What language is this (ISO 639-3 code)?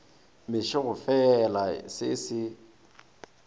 nso